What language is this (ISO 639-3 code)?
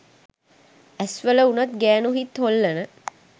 sin